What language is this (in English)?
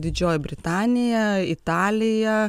Lithuanian